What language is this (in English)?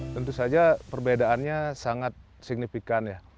Indonesian